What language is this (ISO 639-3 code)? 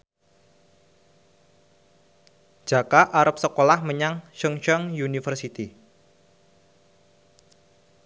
jav